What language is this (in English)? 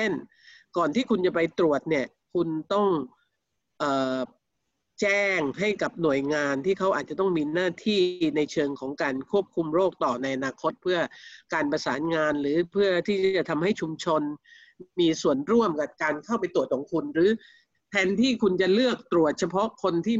Thai